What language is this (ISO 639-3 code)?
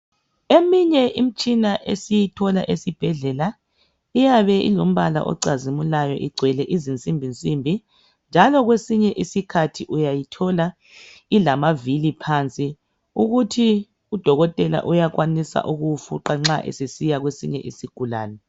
nde